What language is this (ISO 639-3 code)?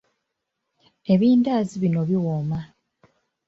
lug